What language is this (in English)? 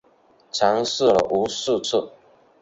Chinese